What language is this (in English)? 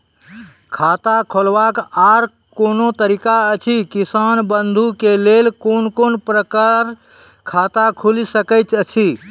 Maithili